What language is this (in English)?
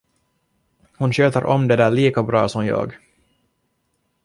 Swedish